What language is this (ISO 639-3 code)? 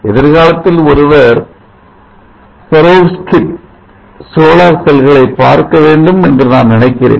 tam